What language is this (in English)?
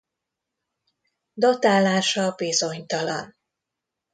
Hungarian